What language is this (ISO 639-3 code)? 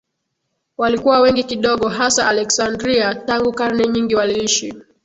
swa